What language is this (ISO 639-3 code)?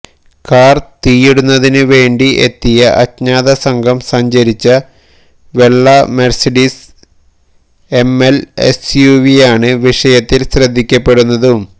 mal